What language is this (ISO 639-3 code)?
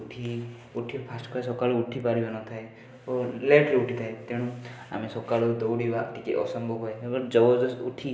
ori